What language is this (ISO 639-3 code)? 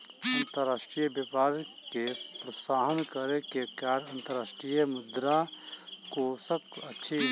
mai